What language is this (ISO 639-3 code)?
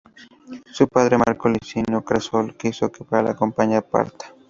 spa